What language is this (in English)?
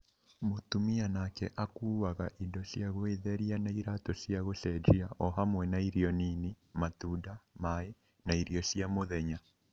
Kikuyu